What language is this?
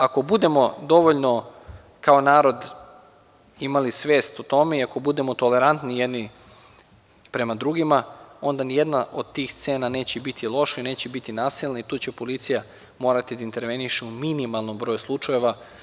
Serbian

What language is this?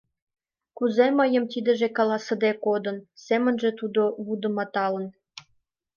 Mari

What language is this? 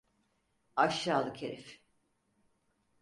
Turkish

